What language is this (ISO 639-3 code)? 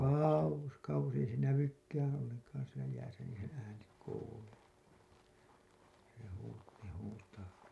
fin